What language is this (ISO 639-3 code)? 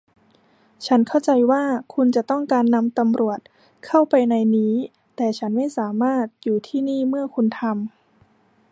tha